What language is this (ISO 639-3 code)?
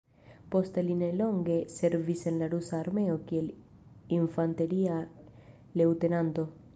epo